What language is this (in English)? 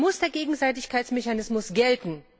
German